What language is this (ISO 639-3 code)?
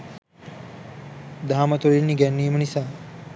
sin